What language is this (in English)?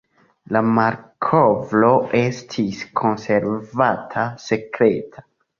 Esperanto